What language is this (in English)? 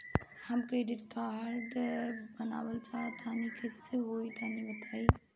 Bhojpuri